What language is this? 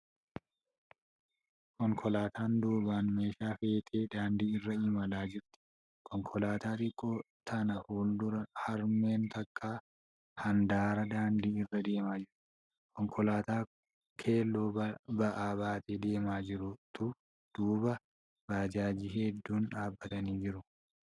Oromo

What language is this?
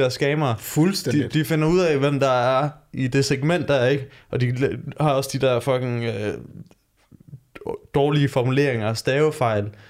Danish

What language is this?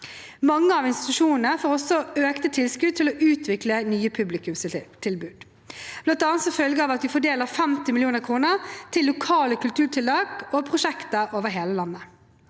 Norwegian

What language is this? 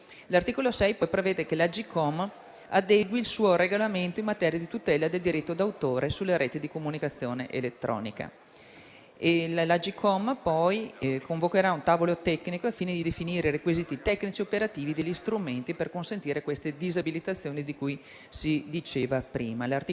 Italian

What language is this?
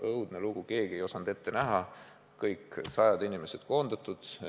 Estonian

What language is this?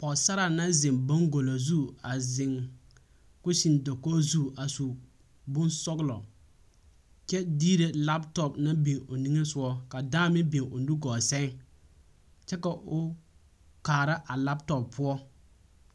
Southern Dagaare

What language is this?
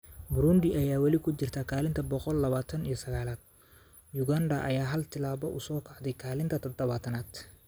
Somali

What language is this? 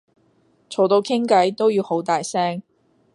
Cantonese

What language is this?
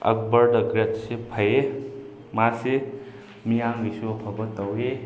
Manipuri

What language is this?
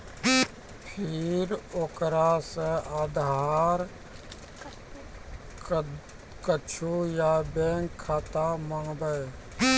Maithili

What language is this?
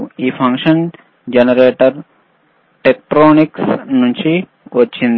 Telugu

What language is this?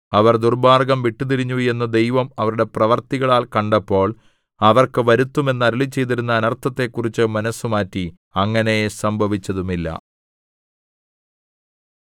Malayalam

